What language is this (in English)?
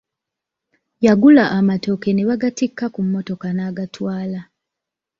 Ganda